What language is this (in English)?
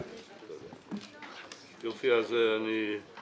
Hebrew